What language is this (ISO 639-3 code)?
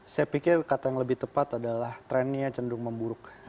ind